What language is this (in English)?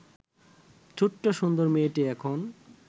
Bangla